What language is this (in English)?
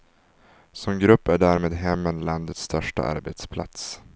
Swedish